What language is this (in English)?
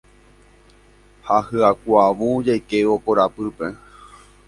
Guarani